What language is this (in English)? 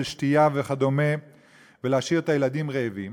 Hebrew